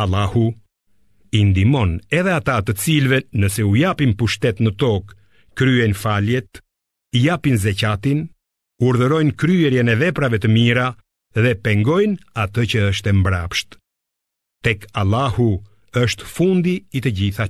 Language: Romanian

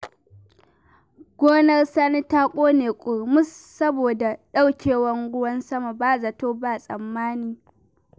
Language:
Hausa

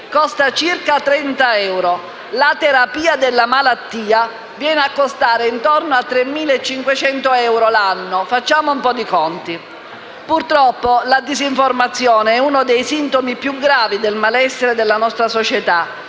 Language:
Italian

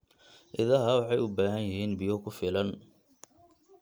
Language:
Somali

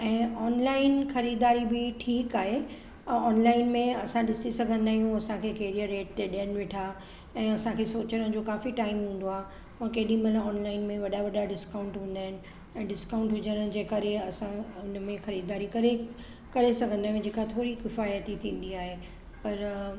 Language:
Sindhi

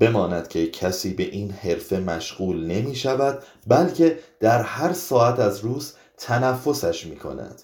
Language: Persian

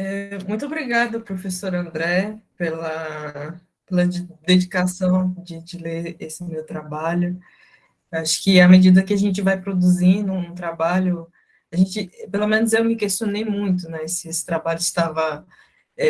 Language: Portuguese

